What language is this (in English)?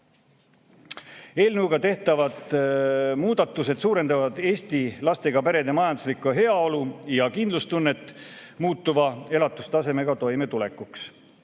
Estonian